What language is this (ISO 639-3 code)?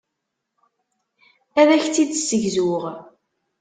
kab